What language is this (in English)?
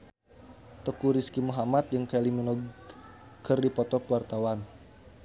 Sundanese